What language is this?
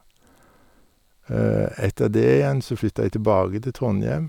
Norwegian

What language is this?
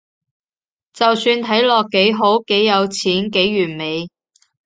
Cantonese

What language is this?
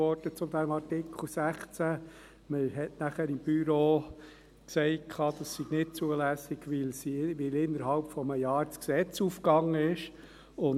Swiss German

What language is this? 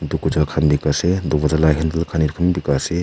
Naga Pidgin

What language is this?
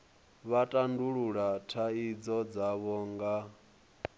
Venda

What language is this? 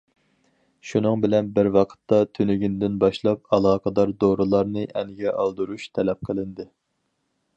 Uyghur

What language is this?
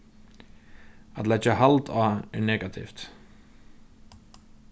Faroese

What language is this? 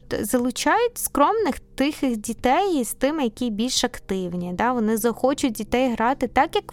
Ukrainian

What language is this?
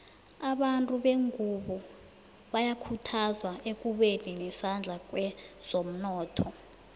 South Ndebele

